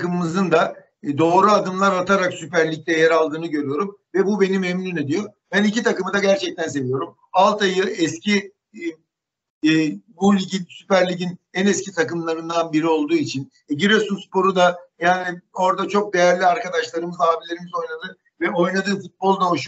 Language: Turkish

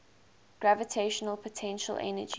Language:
English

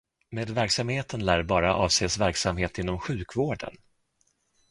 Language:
Swedish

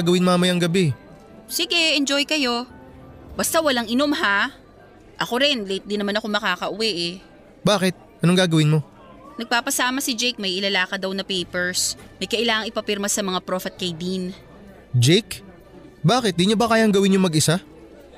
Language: Filipino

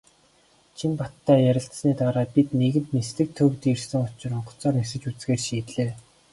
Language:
Mongolian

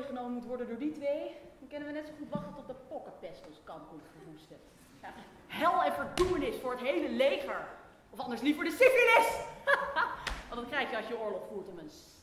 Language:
Dutch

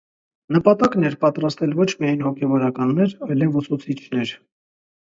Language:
Armenian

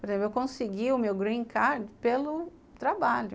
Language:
Portuguese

